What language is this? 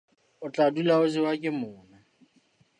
Southern Sotho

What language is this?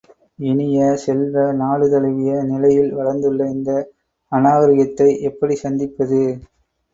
Tamil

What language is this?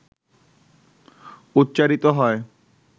Bangla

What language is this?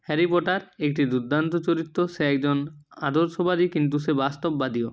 Bangla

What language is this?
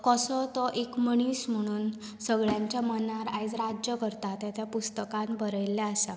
Konkani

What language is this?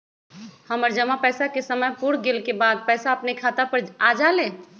Magahi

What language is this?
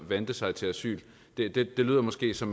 Danish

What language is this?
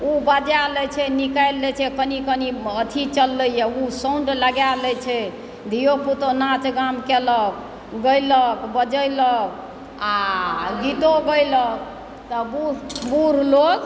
Maithili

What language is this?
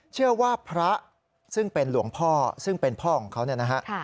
Thai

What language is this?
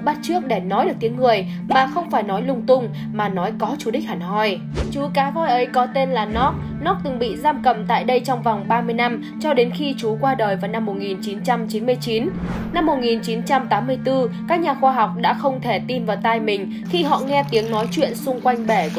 Vietnamese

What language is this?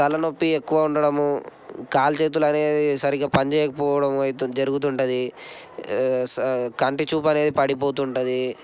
Telugu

